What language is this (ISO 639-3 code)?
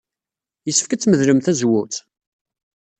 kab